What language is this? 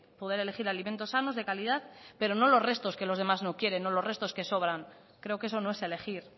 Spanish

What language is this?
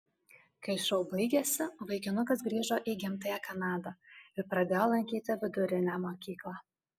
Lithuanian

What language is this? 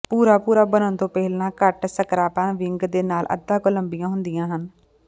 Punjabi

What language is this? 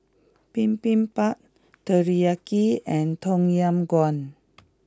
English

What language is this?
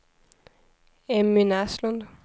Swedish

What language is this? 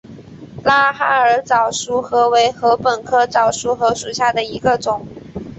Chinese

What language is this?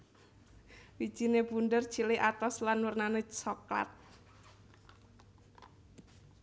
Javanese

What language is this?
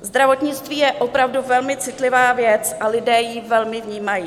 Czech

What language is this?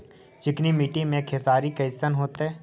Magahi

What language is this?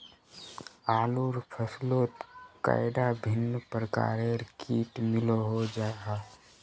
Magahi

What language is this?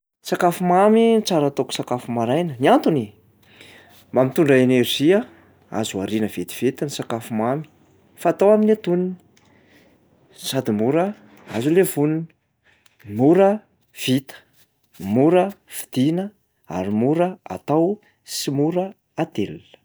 Malagasy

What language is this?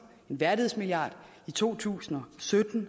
Danish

